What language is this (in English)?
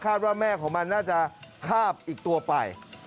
Thai